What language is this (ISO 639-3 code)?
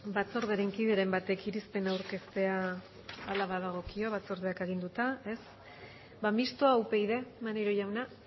eus